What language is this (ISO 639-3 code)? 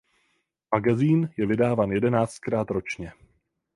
ces